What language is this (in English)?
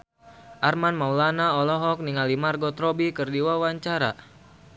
Sundanese